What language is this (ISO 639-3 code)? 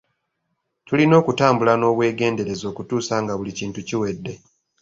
lug